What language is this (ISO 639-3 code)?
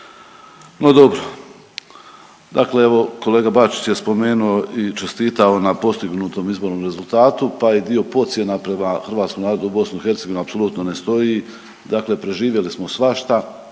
hrv